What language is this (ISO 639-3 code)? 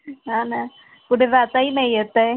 mar